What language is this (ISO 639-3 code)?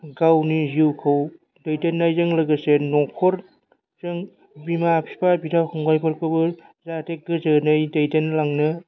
brx